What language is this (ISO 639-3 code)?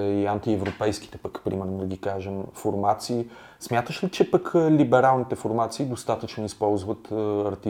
bul